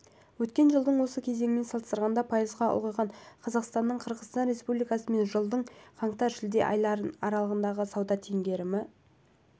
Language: Kazakh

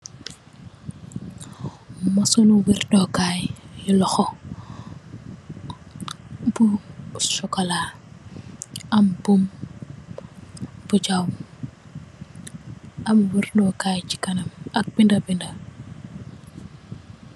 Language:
Wolof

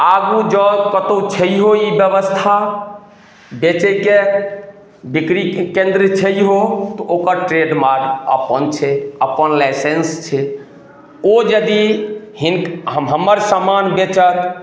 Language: Maithili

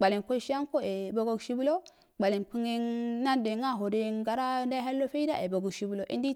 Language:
Afade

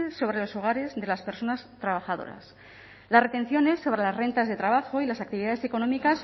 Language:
Spanish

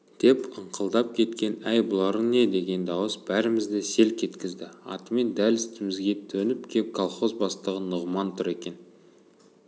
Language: Kazakh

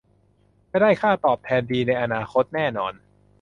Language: Thai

